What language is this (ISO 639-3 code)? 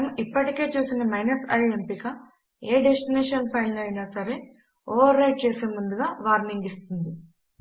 tel